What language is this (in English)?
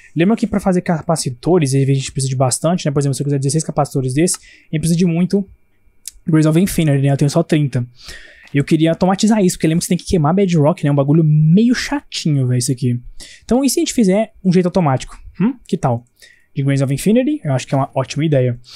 Portuguese